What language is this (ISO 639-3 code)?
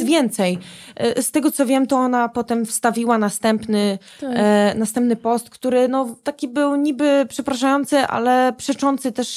pol